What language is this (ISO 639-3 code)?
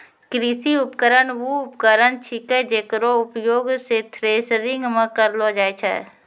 mai